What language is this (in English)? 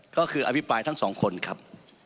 Thai